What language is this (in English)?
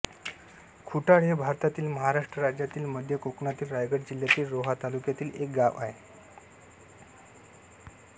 Marathi